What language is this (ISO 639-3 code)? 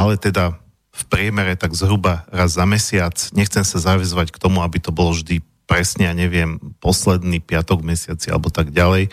slk